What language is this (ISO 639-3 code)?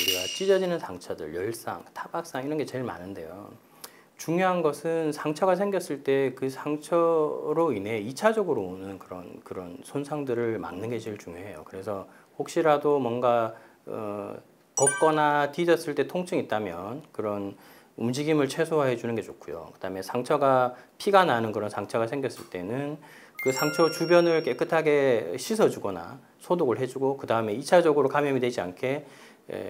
kor